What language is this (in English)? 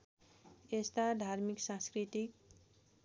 Nepali